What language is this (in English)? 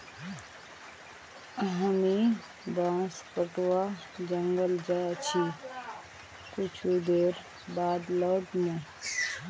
Magahi